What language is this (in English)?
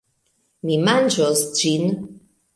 Esperanto